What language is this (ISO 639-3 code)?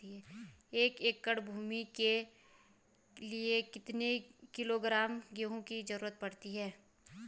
hin